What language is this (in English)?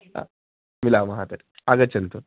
Sanskrit